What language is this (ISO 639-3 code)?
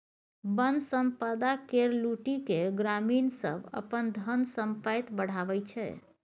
mai